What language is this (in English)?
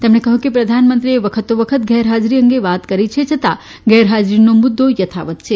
Gujarati